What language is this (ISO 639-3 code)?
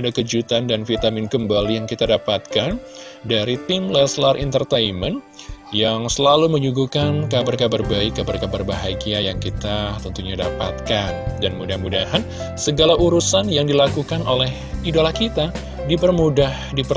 ind